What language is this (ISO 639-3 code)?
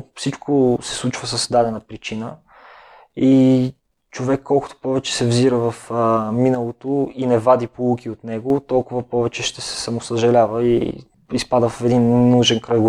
bul